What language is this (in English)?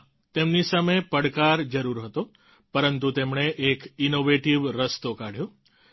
Gujarati